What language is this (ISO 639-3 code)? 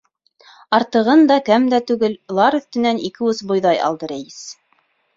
bak